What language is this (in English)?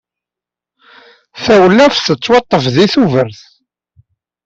Kabyle